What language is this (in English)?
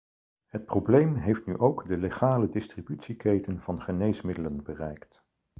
Dutch